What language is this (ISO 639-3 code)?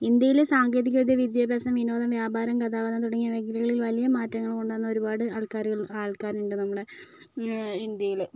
mal